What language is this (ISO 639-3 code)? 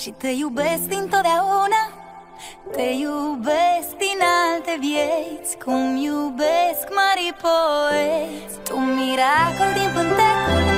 ron